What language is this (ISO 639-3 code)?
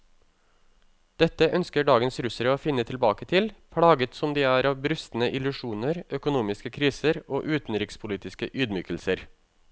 nor